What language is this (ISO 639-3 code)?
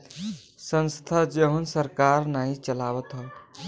bho